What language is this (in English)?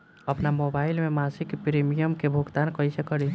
Bhojpuri